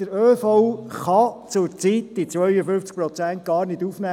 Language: Swiss German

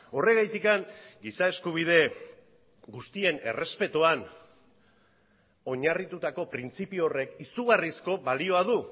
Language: Basque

